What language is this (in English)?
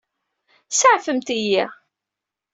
Kabyle